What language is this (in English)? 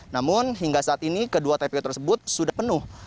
Indonesian